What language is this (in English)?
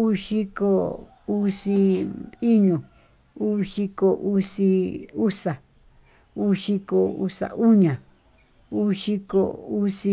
Tututepec Mixtec